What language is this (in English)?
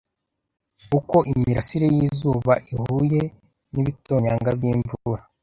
Kinyarwanda